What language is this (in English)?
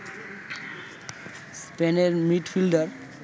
Bangla